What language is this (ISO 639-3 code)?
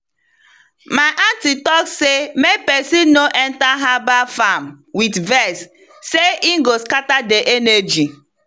pcm